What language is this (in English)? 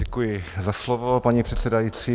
Czech